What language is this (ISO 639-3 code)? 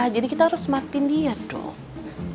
ind